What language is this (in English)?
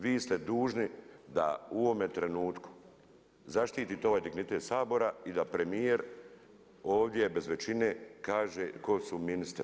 Croatian